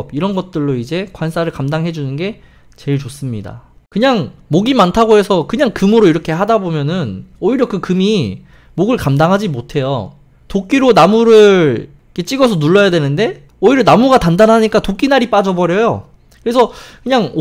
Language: Korean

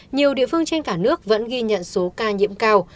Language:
Vietnamese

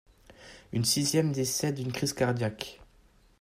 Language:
French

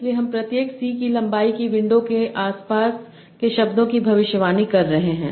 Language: Hindi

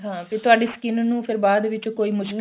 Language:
Punjabi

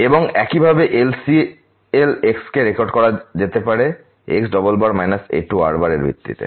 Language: Bangla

